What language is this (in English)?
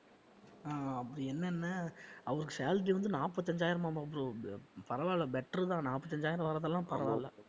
Tamil